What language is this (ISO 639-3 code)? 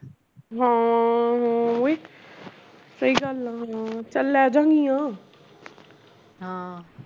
pan